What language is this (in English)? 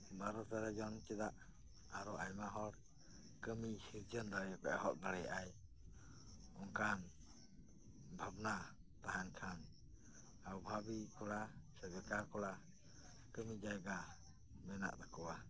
Santali